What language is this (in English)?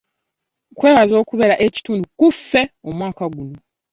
Ganda